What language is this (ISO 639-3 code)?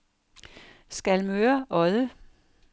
dan